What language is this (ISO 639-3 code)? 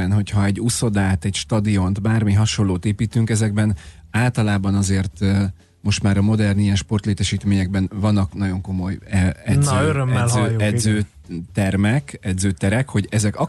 hun